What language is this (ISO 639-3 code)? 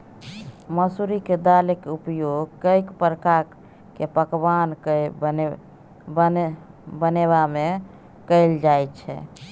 mai